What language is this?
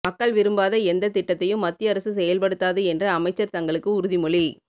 Tamil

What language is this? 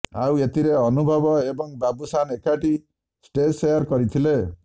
Odia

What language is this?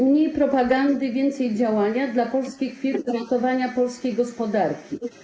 Polish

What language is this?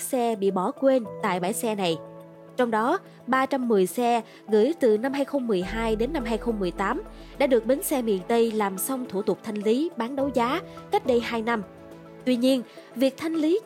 Vietnamese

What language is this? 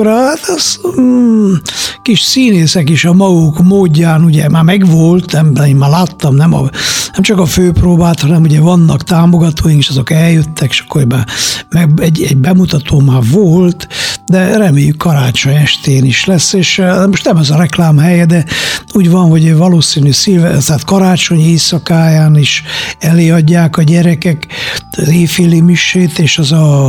Hungarian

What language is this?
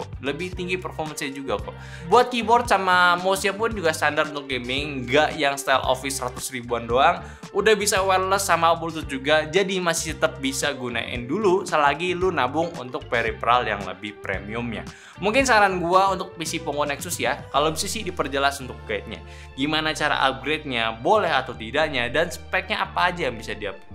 Indonesian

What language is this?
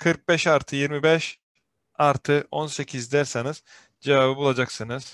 Turkish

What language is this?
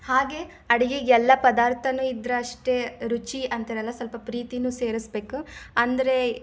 Kannada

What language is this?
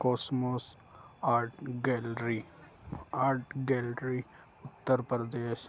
Urdu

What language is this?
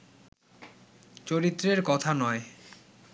Bangla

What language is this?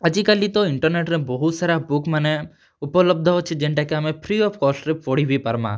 Odia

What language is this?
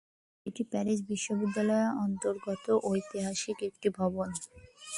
Bangla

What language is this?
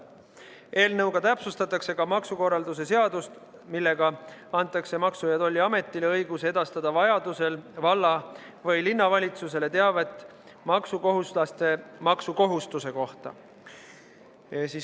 Estonian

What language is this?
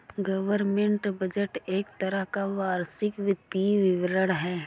Hindi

